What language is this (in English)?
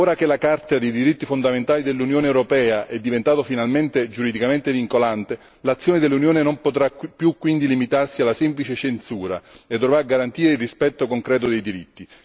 Italian